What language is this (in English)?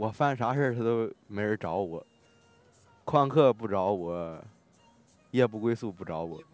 Chinese